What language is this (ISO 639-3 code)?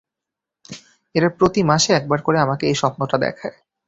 ben